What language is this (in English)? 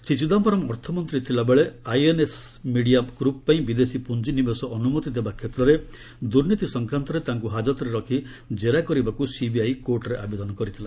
Odia